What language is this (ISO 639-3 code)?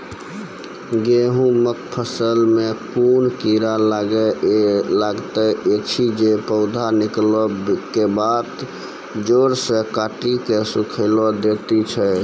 mai